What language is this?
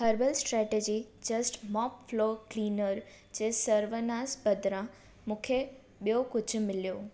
Sindhi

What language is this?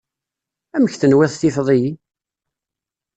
Kabyle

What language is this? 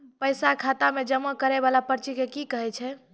Maithili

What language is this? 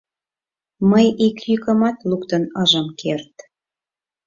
Mari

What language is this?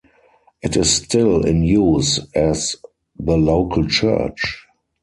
English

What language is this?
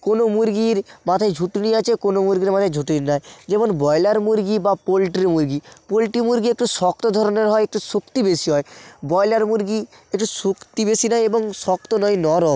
Bangla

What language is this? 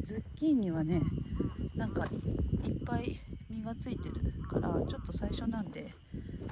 Japanese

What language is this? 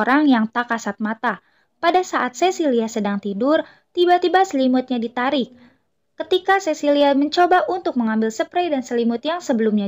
Indonesian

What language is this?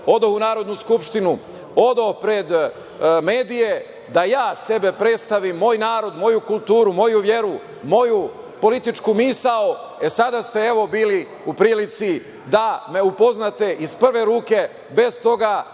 Serbian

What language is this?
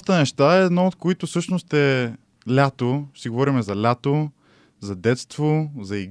Bulgarian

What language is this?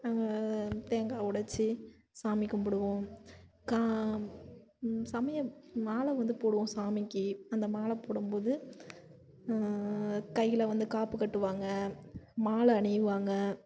Tamil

